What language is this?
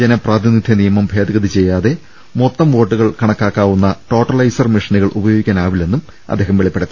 Malayalam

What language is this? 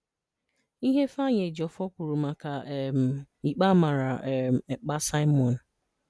Igbo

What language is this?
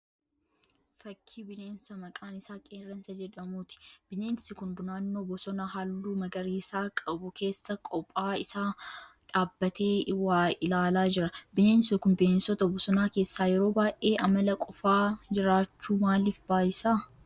Oromo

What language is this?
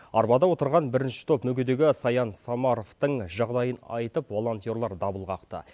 Kazakh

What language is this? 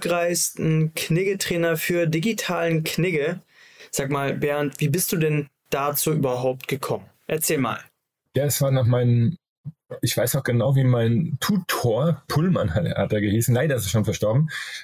German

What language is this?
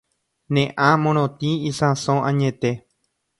Guarani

